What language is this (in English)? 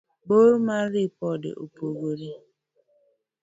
Luo (Kenya and Tanzania)